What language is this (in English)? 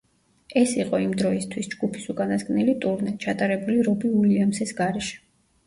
Georgian